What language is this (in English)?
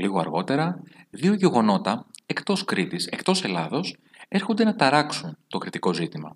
Greek